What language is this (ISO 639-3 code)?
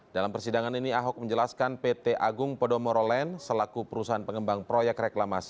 ind